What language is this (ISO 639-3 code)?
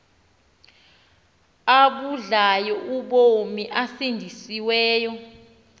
xho